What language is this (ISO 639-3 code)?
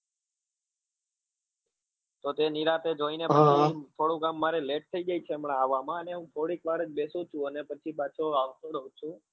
guj